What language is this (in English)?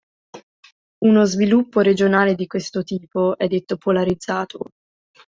Italian